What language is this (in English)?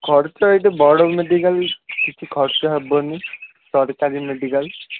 Odia